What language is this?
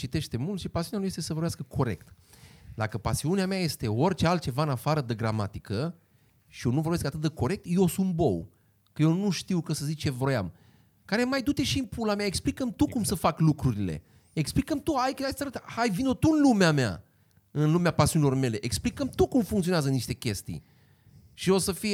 Romanian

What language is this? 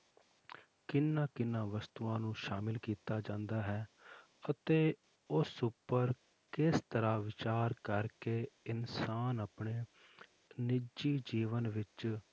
Punjabi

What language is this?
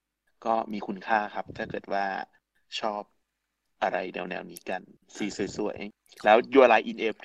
Thai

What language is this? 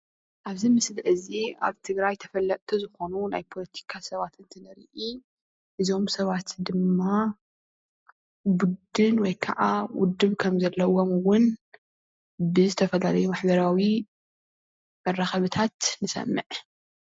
Tigrinya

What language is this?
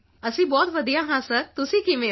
Punjabi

